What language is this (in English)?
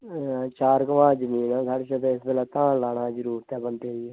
Dogri